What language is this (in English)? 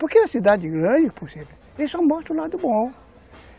Portuguese